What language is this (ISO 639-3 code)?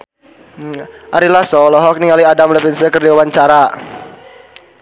sun